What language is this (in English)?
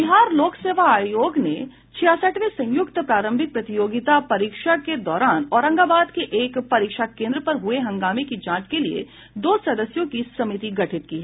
Hindi